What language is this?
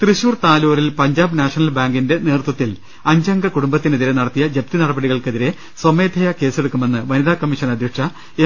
Malayalam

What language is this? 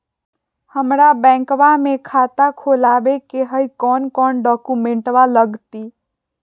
Magahi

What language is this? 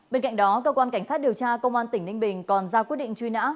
Vietnamese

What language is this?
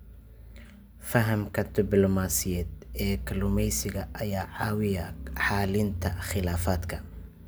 Somali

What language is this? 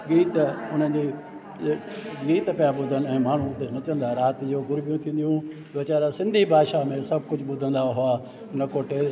Sindhi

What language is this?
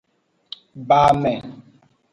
Aja (Benin)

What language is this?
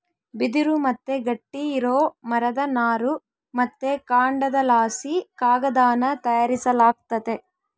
Kannada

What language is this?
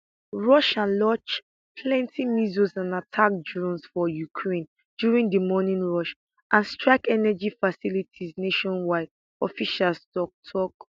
Nigerian Pidgin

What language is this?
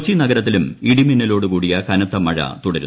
Malayalam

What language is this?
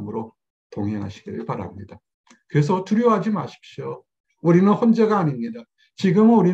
Korean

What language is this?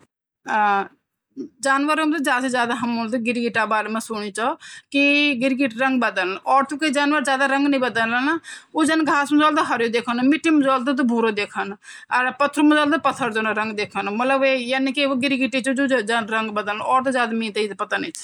Garhwali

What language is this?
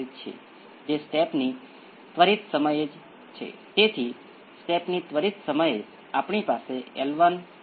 Gujarati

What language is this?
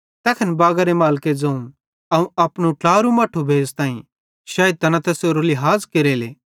Bhadrawahi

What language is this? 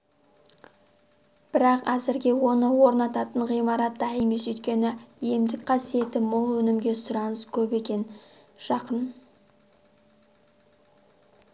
Kazakh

